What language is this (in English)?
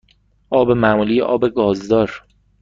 Persian